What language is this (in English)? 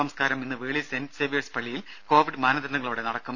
Malayalam